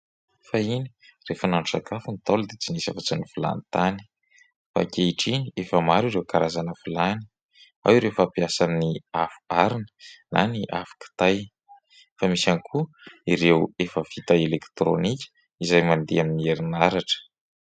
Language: Malagasy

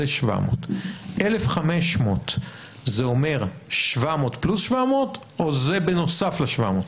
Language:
Hebrew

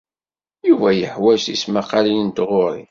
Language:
Kabyle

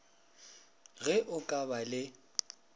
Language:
Northern Sotho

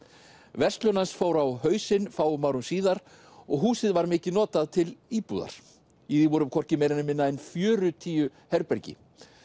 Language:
Icelandic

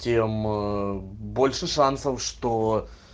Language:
Russian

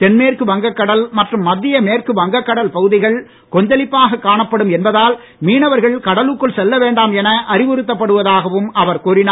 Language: Tamil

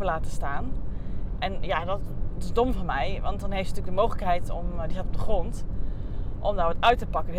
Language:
Dutch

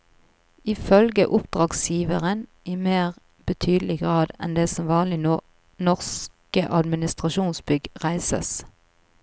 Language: Norwegian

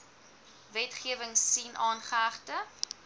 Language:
Afrikaans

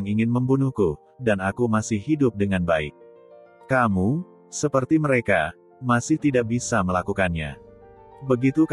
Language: Indonesian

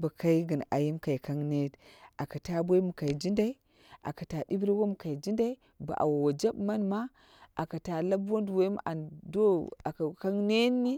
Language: Dera (Nigeria)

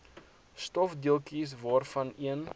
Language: Afrikaans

